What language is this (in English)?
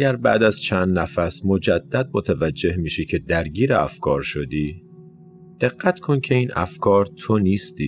Persian